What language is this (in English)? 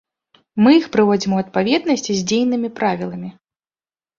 Belarusian